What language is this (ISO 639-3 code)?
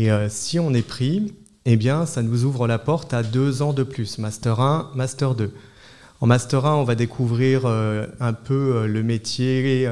fra